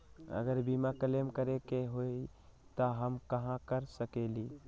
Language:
Magahi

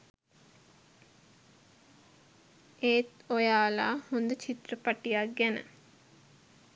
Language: Sinhala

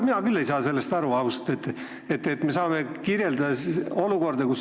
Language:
Estonian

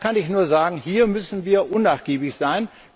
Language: German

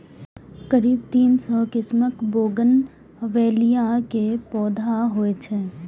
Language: Maithili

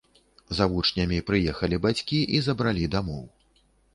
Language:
Belarusian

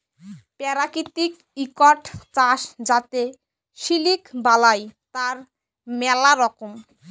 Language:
Bangla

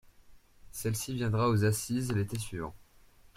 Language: French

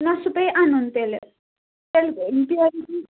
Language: Kashmiri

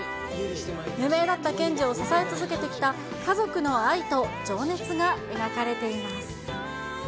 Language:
Japanese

